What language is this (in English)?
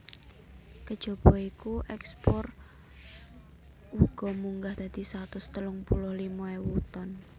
Javanese